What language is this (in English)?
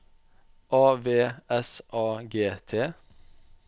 Norwegian